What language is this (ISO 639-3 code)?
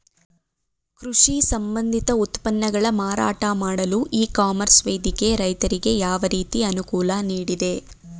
kan